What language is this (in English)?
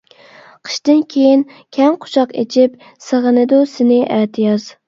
Uyghur